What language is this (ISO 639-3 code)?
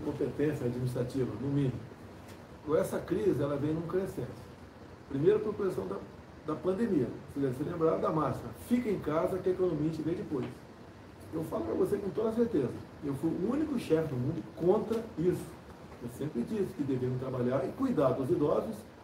por